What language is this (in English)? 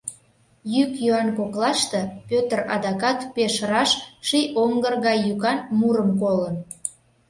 Mari